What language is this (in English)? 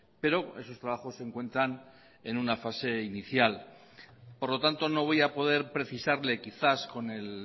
Spanish